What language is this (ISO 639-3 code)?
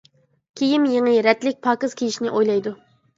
uig